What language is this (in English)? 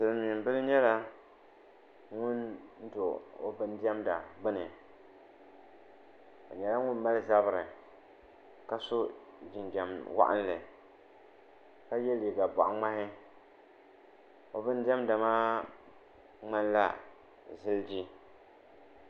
Dagbani